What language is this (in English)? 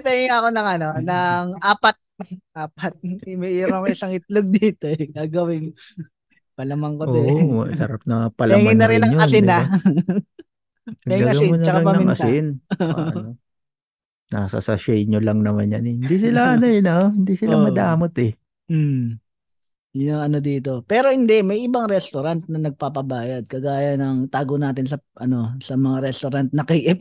Filipino